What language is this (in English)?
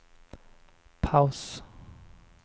Swedish